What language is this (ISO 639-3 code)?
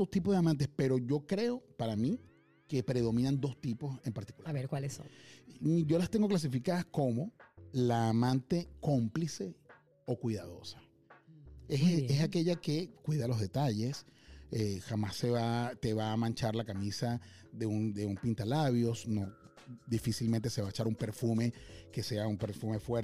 spa